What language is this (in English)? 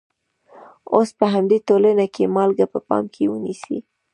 Pashto